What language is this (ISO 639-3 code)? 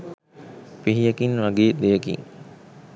sin